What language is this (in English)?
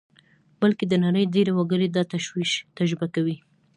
Pashto